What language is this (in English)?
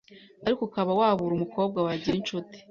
Kinyarwanda